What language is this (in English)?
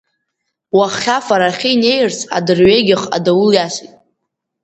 Abkhazian